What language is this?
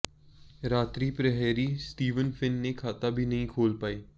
Hindi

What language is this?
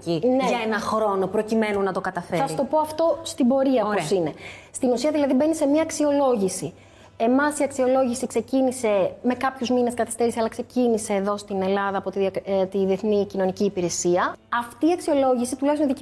Greek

